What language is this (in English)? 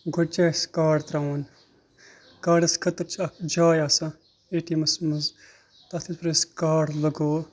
Kashmiri